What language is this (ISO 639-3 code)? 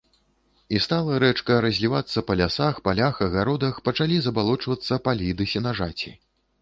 bel